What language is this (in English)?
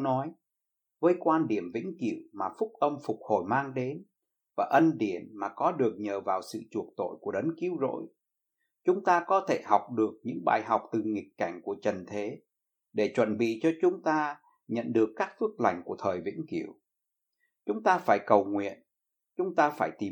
Vietnamese